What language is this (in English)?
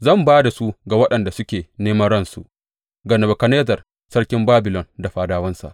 Hausa